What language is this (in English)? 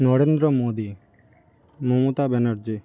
Bangla